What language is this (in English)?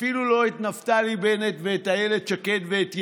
Hebrew